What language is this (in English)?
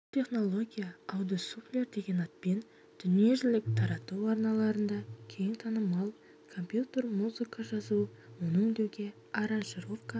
Kazakh